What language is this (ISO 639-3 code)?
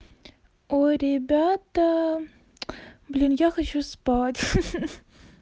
rus